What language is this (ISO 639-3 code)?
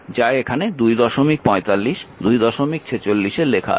ben